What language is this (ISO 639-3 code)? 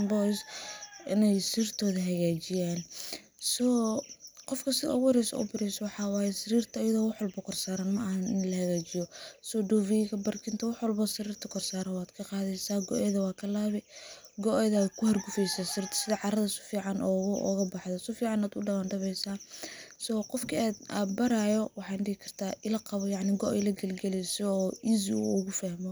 som